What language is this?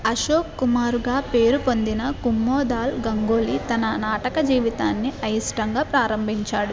Telugu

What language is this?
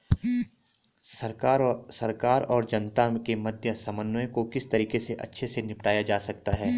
Hindi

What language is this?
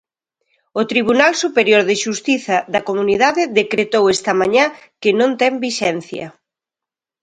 Galician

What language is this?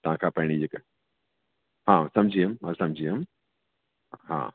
Sindhi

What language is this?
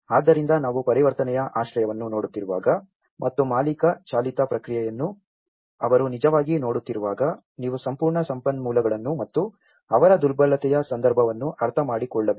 Kannada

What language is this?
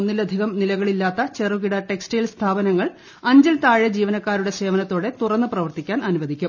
Malayalam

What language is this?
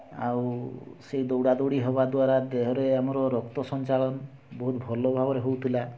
Odia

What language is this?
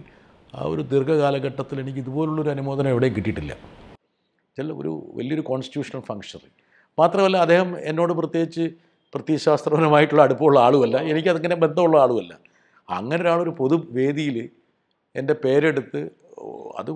Malayalam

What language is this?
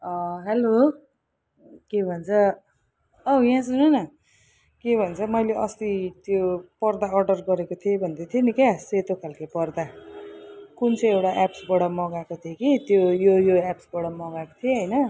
Nepali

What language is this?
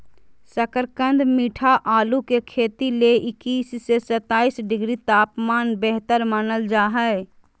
Magahi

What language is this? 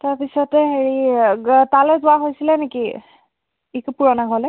Assamese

